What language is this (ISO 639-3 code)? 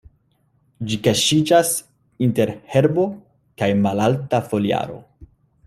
epo